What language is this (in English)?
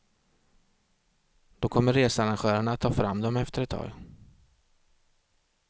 Swedish